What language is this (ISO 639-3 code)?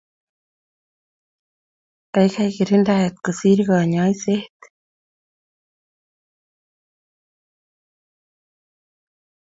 kln